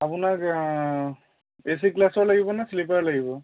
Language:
Assamese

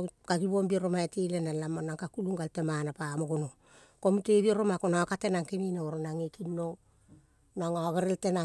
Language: Kol (Papua New Guinea)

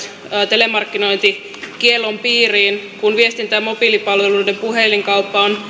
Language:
Finnish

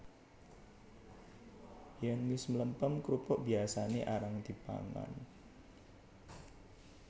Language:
Javanese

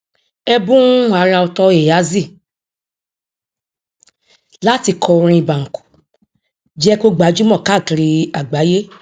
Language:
Yoruba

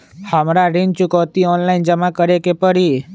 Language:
Magahi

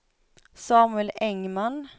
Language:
Swedish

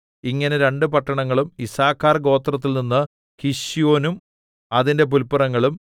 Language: Malayalam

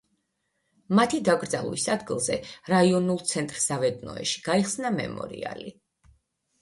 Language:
Georgian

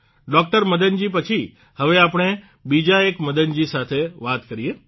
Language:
Gujarati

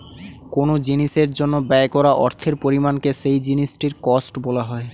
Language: Bangla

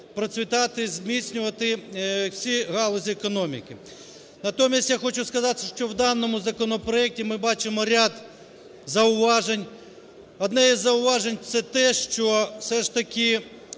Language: Ukrainian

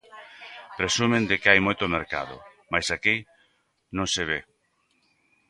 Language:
Galician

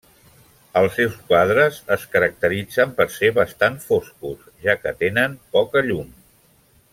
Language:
Catalan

